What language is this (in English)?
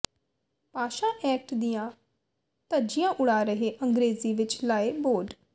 Punjabi